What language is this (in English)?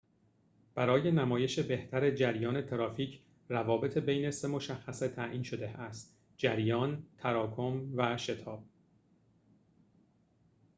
Persian